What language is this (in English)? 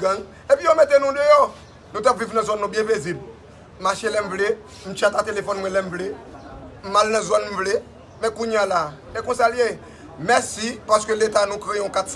French